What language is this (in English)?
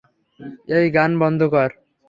Bangla